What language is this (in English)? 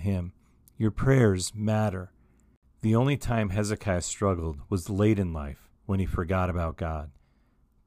English